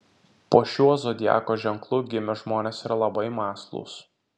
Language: Lithuanian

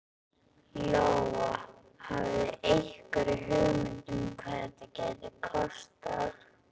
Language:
Icelandic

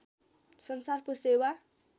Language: Nepali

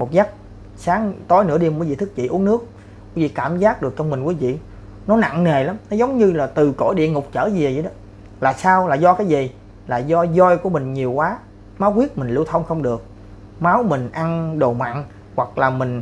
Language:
Vietnamese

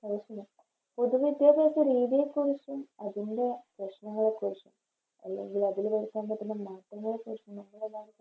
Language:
Malayalam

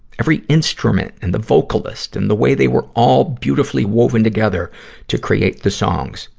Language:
English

